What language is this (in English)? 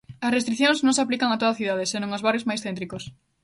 Galician